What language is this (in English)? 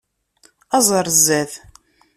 Kabyle